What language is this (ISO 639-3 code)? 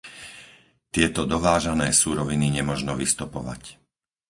slk